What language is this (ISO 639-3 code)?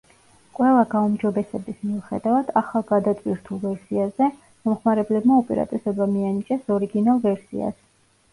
kat